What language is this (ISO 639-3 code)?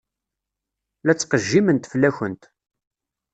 kab